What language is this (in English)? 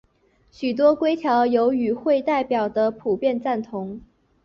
Chinese